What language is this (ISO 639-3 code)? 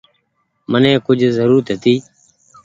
gig